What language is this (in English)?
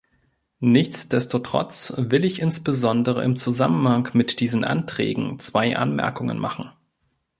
German